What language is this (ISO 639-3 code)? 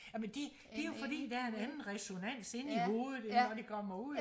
dan